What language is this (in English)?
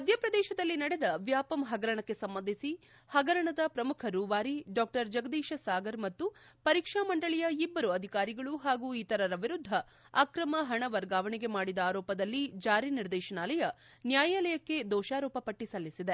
Kannada